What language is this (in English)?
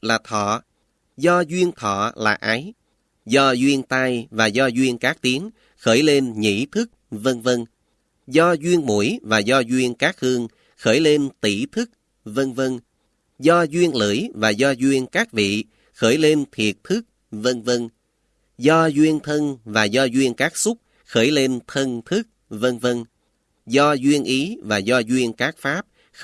Vietnamese